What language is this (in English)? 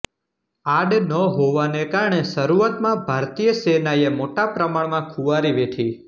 Gujarati